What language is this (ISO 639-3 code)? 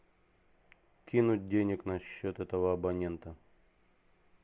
rus